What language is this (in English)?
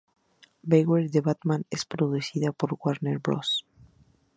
Spanish